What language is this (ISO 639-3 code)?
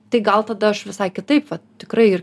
lit